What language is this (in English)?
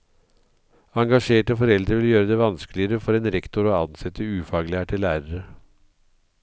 Norwegian